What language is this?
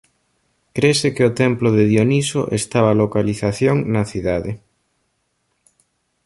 Galician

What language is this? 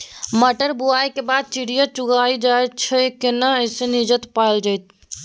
Maithili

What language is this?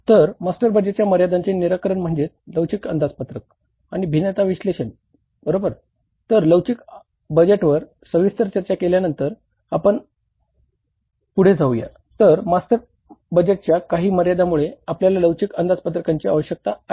Marathi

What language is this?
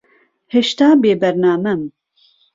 Central Kurdish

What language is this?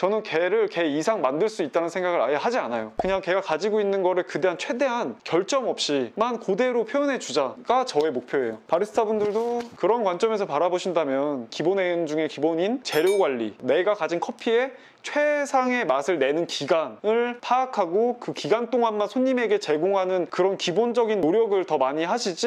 Korean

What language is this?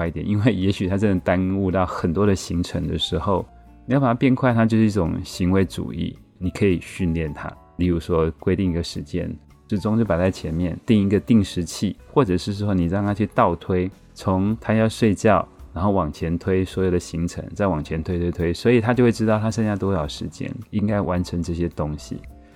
Chinese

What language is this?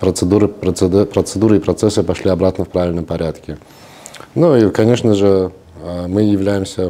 Russian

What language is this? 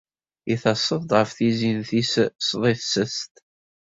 Kabyle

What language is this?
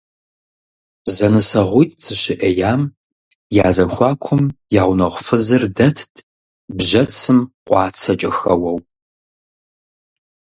Kabardian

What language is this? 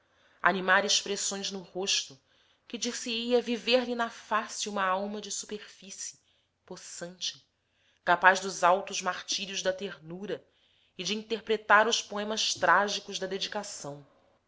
Portuguese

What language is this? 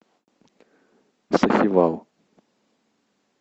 Russian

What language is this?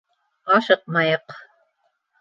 Bashkir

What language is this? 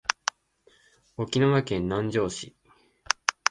Japanese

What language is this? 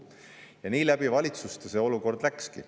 Estonian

